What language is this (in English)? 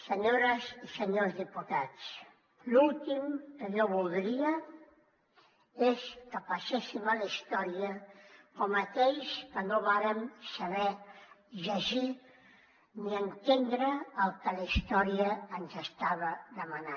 Catalan